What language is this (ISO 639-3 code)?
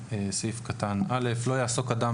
heb